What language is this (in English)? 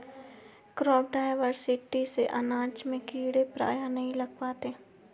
Hindi